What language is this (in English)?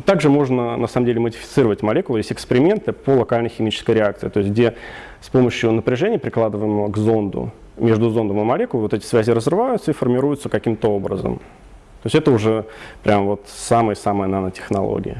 Russian